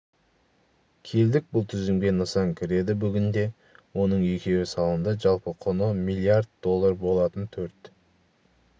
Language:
Kazakh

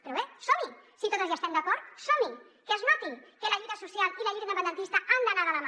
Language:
Catalan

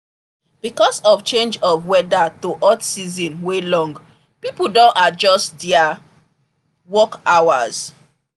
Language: Nigerian Pidgin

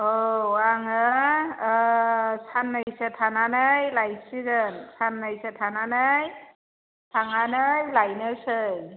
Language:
Bodo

